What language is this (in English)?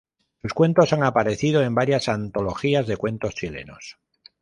Spanish